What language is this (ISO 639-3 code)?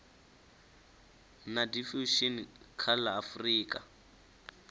ven